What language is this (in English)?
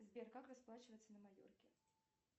Russian